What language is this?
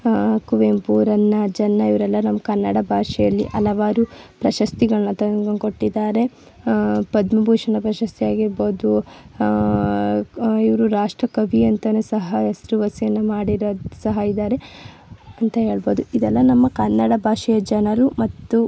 Kannada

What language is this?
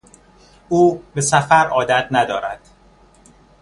Persian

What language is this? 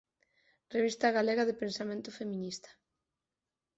Galician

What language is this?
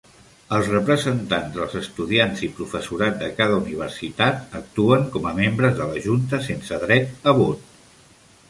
Catalan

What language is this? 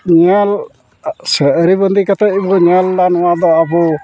Santali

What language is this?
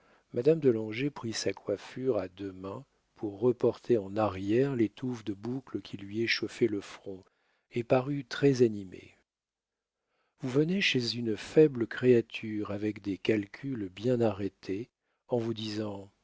French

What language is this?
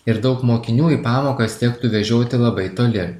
Lithuanian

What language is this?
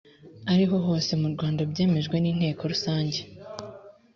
Kinyarwanda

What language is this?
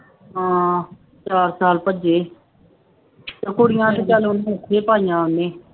Punjabi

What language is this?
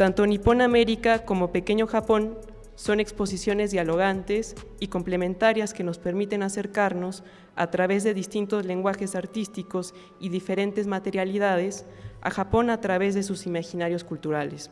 Spanish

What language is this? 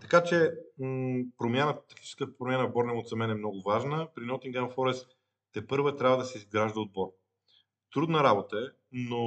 Bulgarian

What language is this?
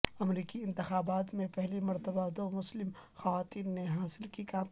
Urdu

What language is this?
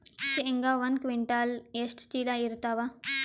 Kannada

